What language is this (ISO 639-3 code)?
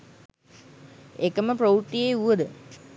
sin